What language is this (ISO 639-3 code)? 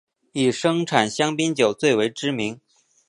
zho